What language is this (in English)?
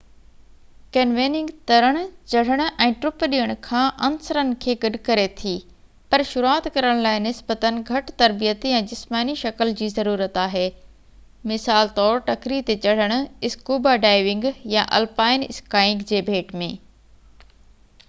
Sindhi